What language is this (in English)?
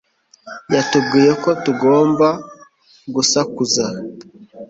Kinyarwanda